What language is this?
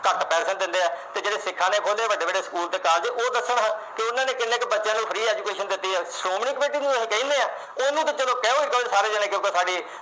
Punjabi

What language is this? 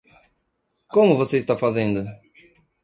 Portuguese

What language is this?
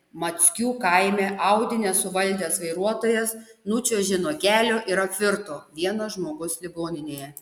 Lithuanian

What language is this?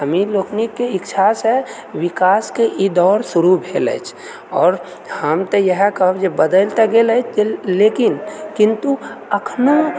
Maithili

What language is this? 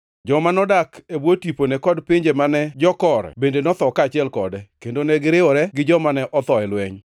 Luo (Kenya and Tanzania)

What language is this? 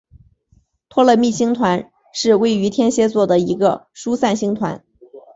Chinese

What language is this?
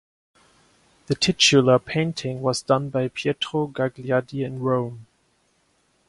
English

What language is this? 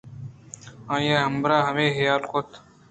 Eastern Balochi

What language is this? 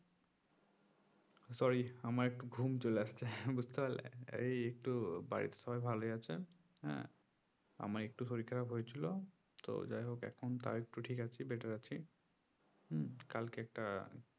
Bangla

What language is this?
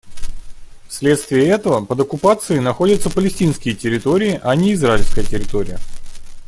Russian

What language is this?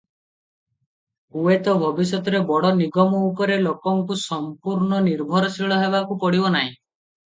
Odia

